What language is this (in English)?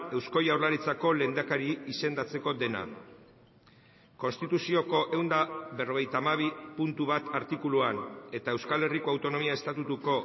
Basque